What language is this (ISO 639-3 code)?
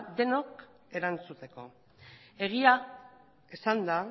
eus